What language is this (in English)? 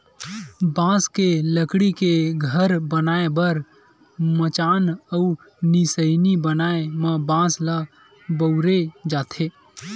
Chhattisgarhi